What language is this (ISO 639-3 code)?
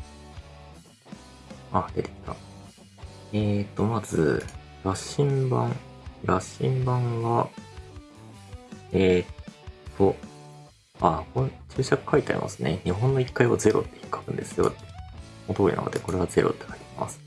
jpn